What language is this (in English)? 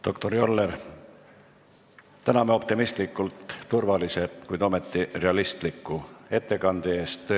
Estonian